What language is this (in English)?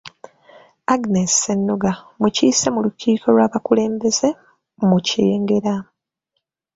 Ganda